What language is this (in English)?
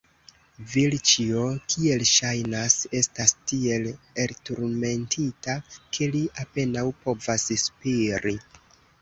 Esperanto